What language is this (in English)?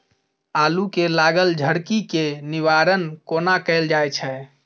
Maithili